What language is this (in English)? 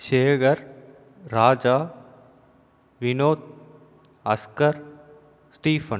Tamil